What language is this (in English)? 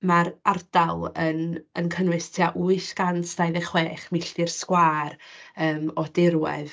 Welsh